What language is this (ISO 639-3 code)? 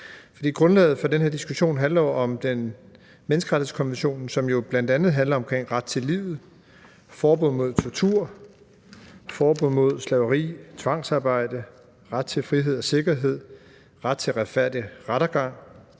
dan